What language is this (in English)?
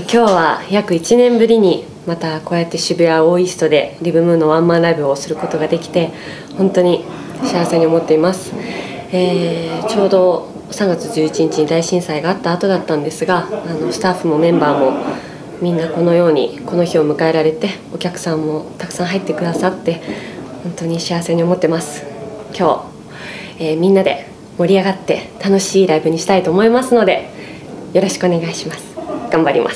Japanese